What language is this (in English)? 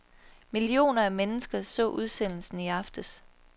Danish